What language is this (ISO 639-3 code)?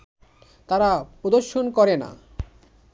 ben